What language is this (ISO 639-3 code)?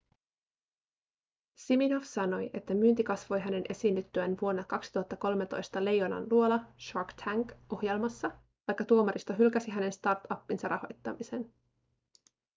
fin